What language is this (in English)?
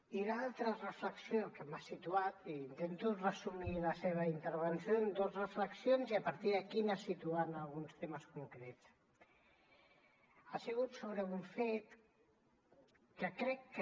Catalan